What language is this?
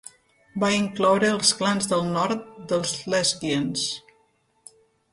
Catalan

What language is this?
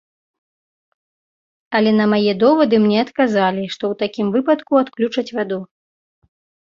Belarusian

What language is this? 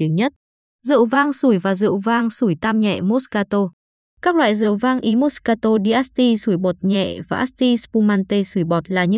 Vietnamese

